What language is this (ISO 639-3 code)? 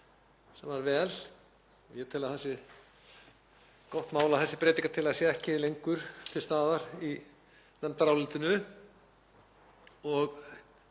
isl